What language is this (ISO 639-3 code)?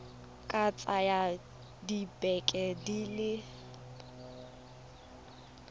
tsn